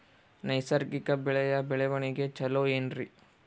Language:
Kannada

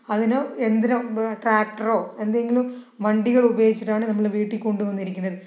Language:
Malayalam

